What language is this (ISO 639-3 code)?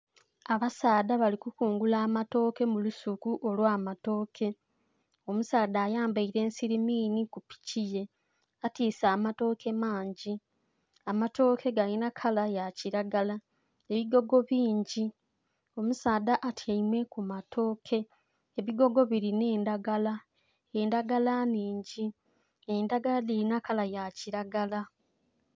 xog